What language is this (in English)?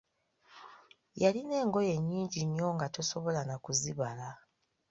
Ganda